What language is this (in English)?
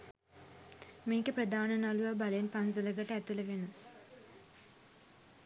Sinhala